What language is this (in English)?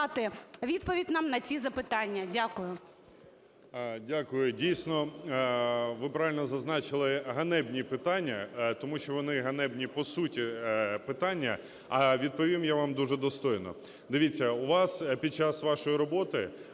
Ukrainian